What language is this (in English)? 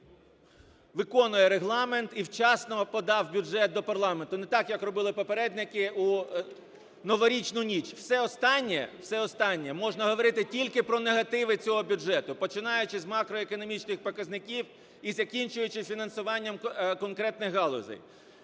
Ukrainian